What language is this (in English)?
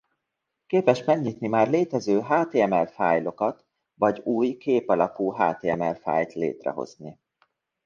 Hungarian